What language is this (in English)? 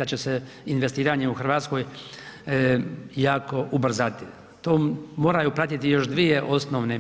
Croatian